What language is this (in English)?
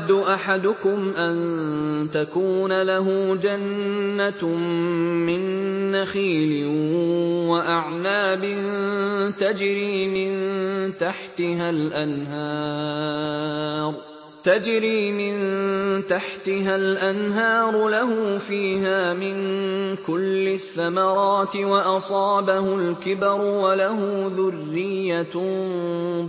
Arabic